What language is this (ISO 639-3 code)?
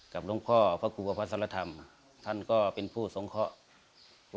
tha